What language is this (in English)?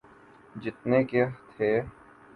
Urdu